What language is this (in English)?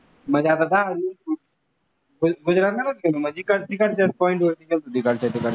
Marathi